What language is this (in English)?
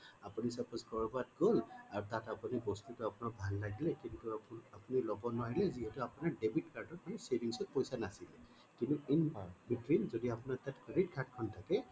Assamese